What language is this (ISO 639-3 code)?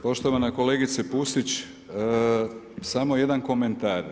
hrv